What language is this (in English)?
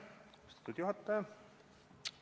Estonian